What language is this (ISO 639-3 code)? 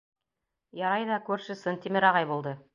bak